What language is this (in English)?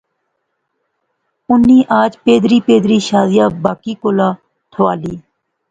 Pahari-Potwari